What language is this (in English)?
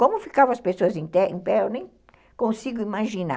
Portuguese